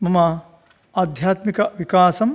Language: Sanskrit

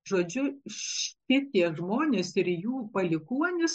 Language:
Lithuanian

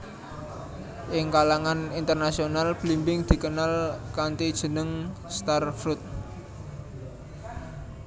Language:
Javanese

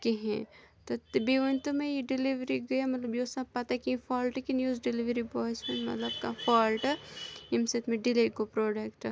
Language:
Kashmiri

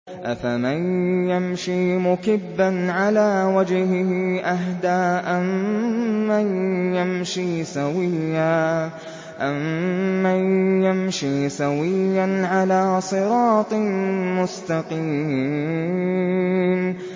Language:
Arabic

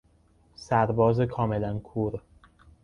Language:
Persian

